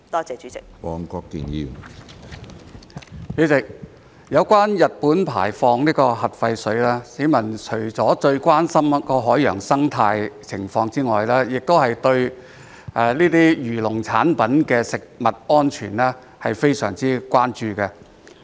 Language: Cantonese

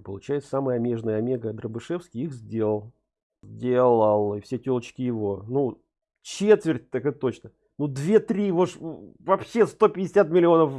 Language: Russian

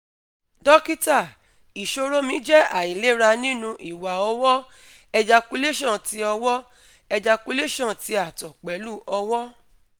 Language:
Yoruba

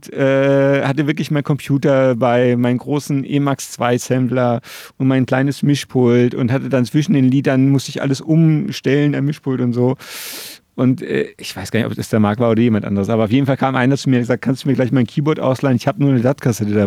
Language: German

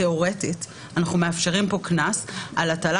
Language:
Hebrew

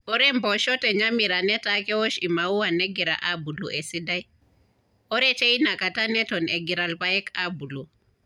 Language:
Masai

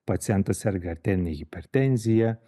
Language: Lithuanian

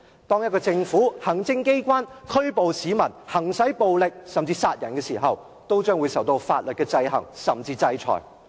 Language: Cantonese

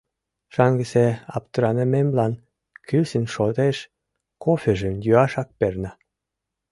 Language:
Mari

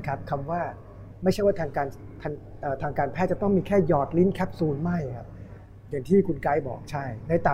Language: Thai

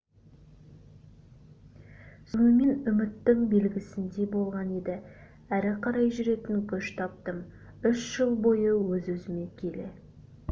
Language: Kazakh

